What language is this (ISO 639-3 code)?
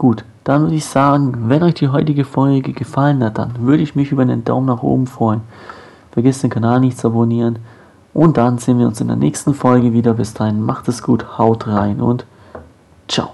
deu